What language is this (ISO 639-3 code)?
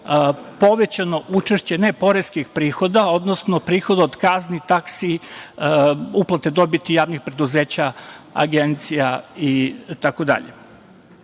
srp